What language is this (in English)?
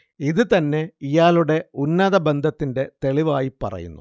Malayalam